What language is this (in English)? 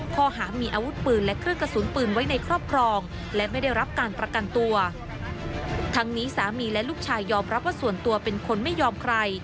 Thai